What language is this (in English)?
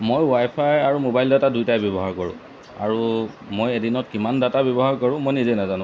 Assamese